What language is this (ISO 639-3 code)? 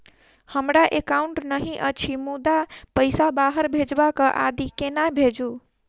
mai